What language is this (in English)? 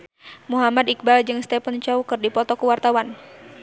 Sundanese